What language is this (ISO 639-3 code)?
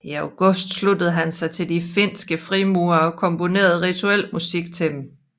dan